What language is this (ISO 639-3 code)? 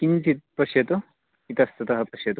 san